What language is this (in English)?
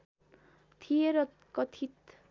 Nepali